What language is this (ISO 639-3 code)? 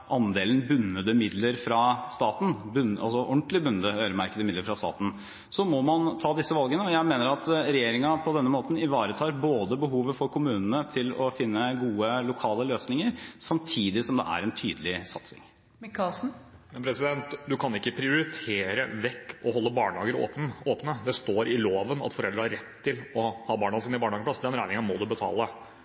nob